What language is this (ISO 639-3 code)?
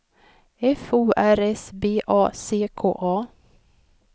swe